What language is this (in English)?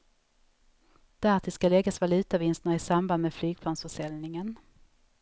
Swedish